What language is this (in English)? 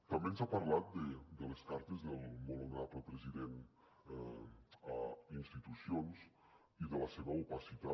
Catalan